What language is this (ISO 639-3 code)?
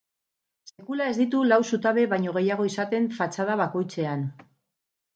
eus